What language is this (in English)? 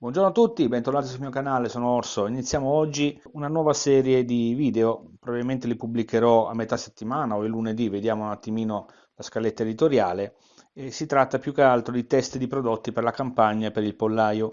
Italian